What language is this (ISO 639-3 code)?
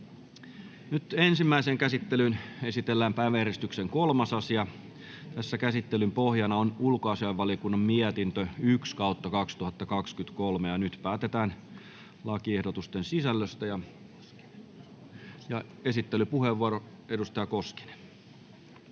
fin